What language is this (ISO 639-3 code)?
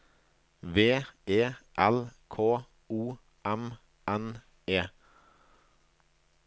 nor